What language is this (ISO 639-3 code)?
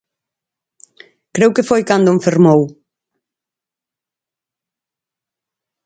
glg